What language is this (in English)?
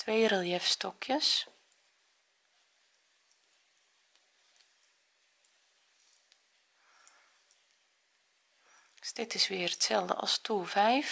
Dutch